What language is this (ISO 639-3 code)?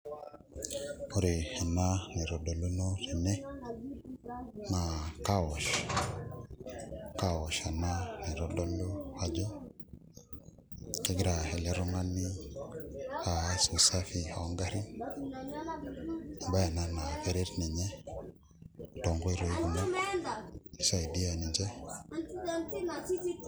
mas